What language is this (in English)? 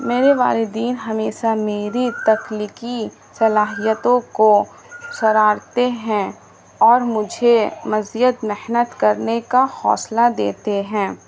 Urdu